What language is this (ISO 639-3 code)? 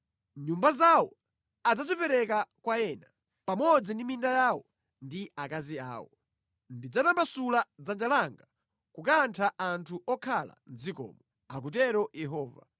nya